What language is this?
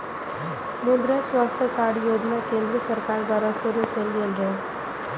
Maithili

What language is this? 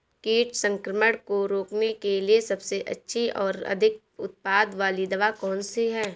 Hindi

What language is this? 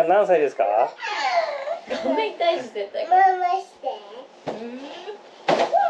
Japanese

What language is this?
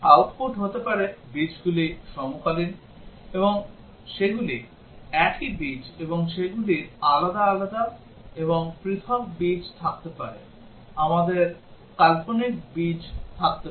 Bangla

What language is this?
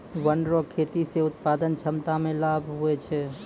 Maithili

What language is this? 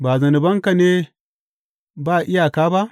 Hausa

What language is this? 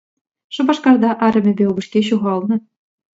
Chuvash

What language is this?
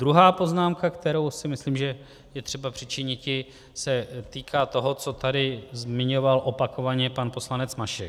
Czech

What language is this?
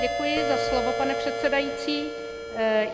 Czech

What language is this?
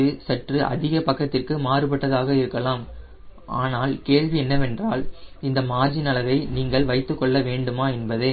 Tamil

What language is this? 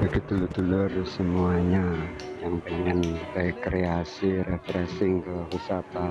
Indonesian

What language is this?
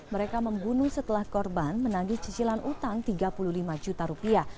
Indonesian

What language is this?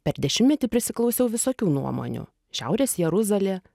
Lithuanian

